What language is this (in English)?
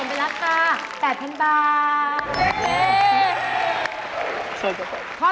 Thai